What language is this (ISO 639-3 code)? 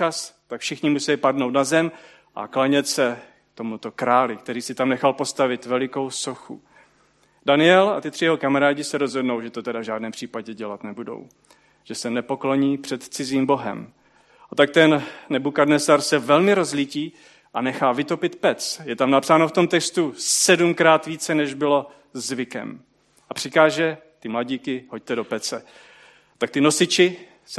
ces